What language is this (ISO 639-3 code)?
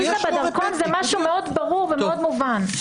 heb